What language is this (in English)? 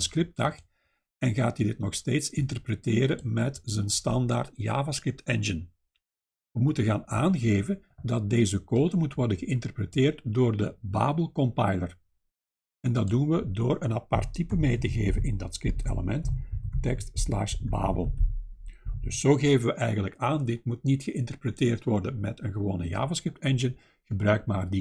Dutch